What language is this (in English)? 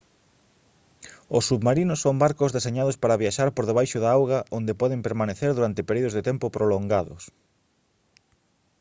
Galician